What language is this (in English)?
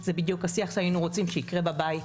Hebrew